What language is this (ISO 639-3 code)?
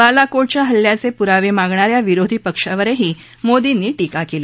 mar